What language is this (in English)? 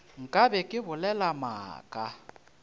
Northern Sotho